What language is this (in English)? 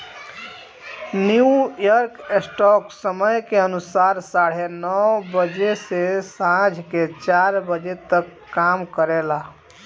Bhojpuri